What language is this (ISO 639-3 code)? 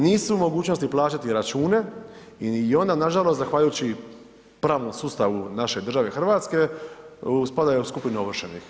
hrv